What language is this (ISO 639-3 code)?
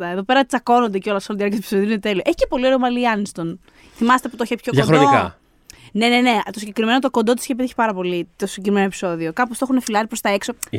ell